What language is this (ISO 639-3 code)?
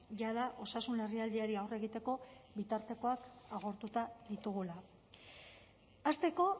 eus